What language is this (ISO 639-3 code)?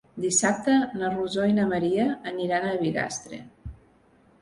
cat